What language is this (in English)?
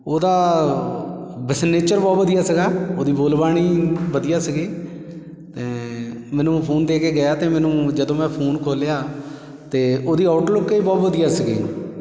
Punjabi